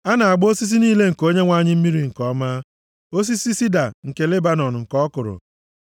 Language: Igbo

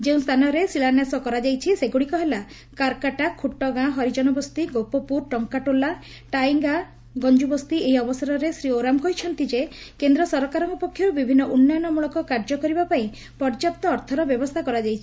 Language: Odia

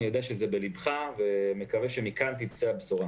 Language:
Hebrew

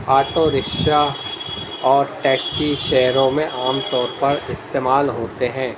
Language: Urdu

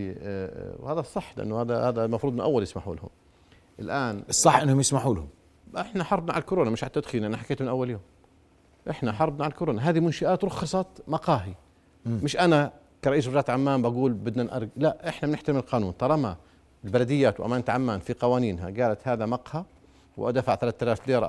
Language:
Arabic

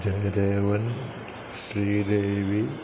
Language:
Sanskrit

